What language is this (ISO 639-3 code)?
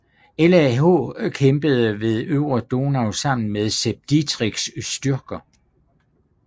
dan